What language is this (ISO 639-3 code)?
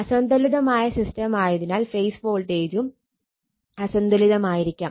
mal